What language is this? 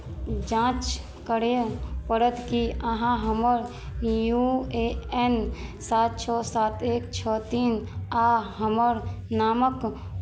Maithili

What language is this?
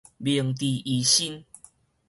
Min Nan Chinese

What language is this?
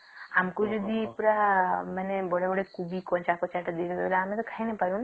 Odia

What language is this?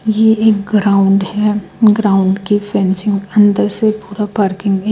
Hindi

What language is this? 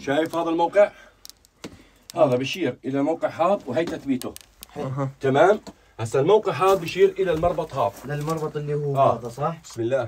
Arabic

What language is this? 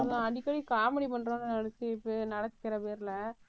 Tamil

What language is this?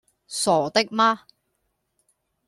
Cantonese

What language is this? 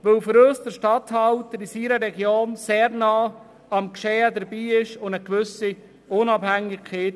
Swiss German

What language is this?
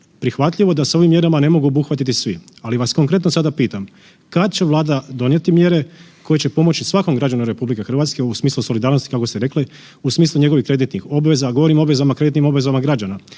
Croatian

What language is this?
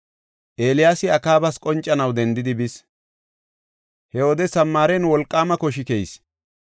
Gofa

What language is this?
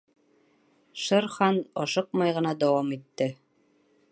Bashkir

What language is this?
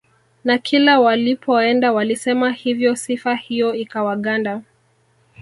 Swahili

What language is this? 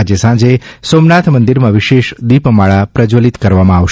Gujarati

